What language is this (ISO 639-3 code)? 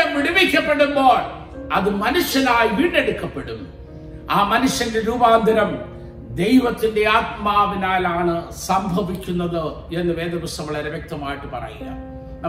mal